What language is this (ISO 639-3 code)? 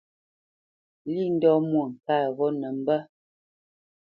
bce